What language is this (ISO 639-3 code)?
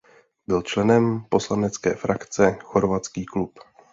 ces